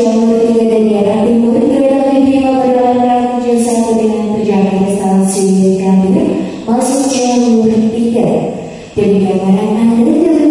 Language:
Indonesian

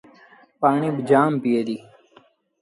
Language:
Sindhi Bhil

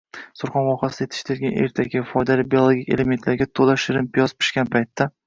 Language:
Uzbek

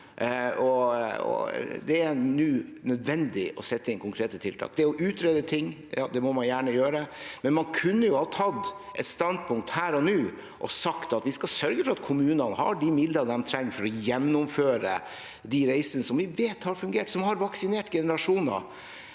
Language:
Norwegian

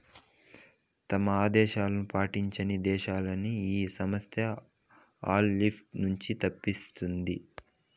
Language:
Telugu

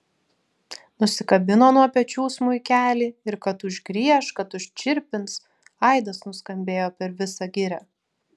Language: Lithuanian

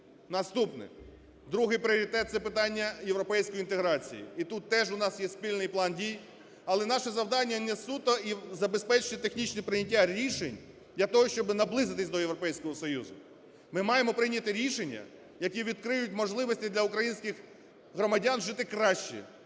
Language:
Ukrainian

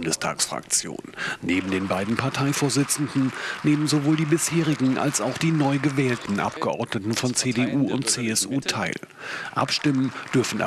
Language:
German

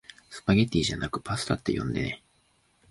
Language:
Japanese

